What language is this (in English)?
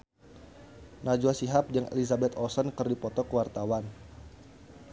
Sundanese